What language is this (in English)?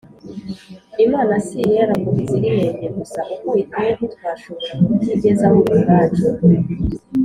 Kinyarwanda